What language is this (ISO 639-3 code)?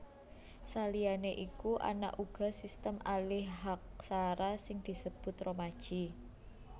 jav